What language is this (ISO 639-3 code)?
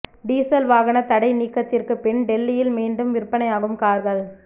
tam